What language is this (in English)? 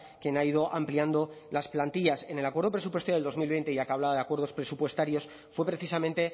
Spanish